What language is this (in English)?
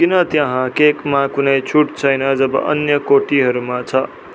Nepali